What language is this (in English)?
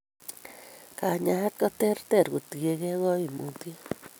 Kalenjin